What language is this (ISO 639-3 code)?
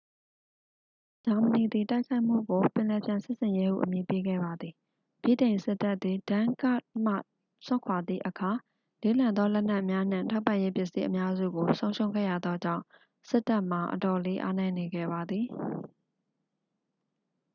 mya